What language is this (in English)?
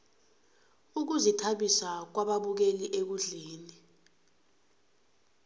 South Ndebele